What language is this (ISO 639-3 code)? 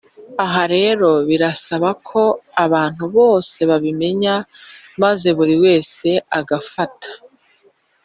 kin